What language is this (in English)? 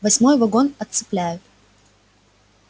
Russian